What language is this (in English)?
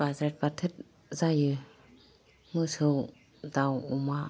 Bodo